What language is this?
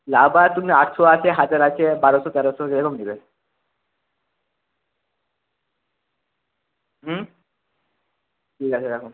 Bangla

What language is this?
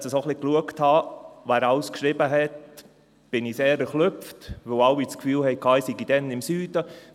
Swiss German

